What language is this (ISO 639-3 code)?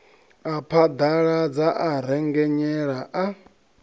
ven